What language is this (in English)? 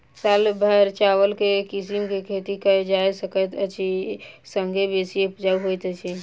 Maithili